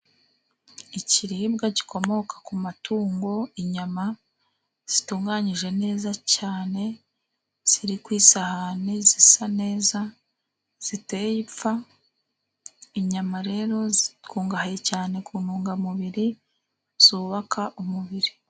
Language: Kinyarwanda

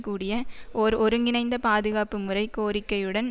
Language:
Tamil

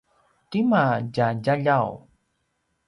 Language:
Paiwan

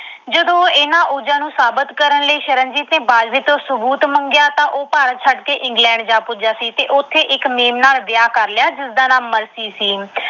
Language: Punjabi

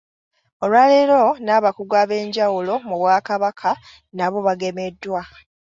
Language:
Ganda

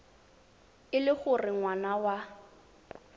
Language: Tswana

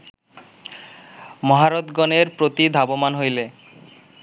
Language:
Bangla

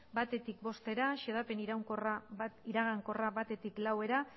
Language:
Basque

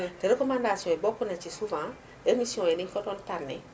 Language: Wolof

